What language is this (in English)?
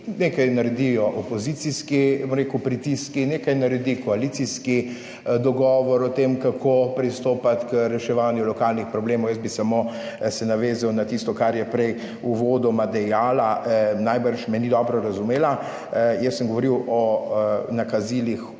Slovenian